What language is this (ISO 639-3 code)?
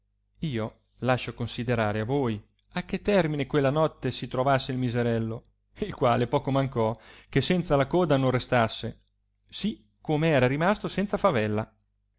ita